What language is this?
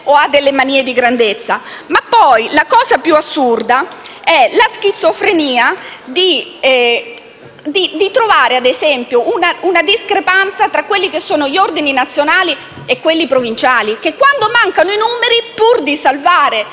Italian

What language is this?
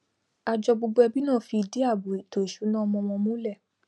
Yoruba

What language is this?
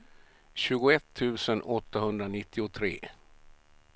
Swedish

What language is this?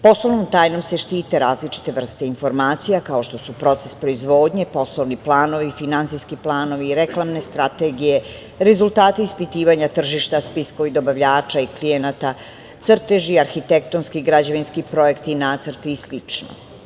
Serbian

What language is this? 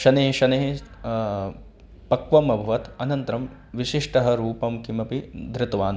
Sanskrit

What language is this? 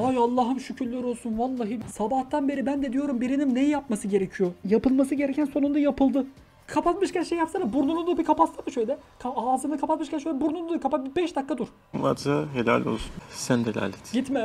Turkish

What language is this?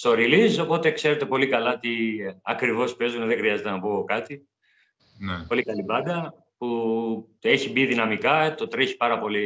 Greek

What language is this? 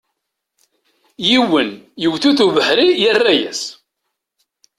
Kabyle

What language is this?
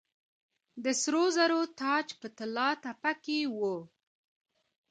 Pashto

